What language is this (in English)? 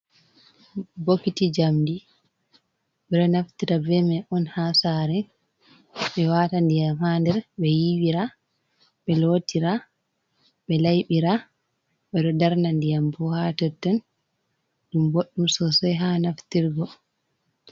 Fula